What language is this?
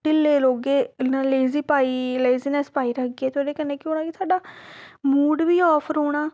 Dogri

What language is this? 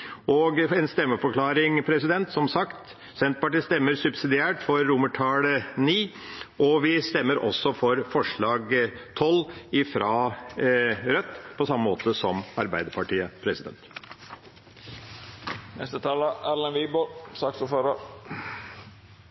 Norwegian Bokmål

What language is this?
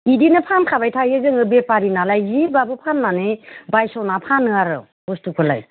Bodo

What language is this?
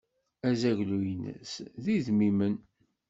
Kabyle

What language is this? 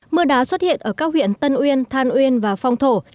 Vietnamese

